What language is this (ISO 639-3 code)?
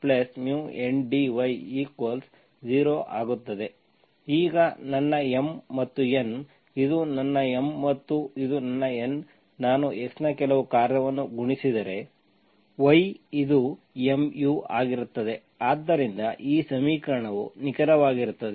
kan